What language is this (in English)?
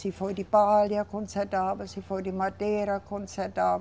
Portuguese